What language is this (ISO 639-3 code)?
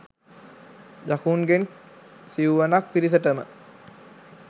sin